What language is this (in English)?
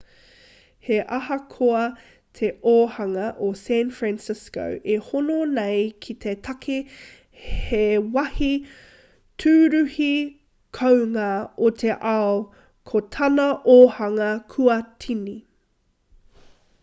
Māori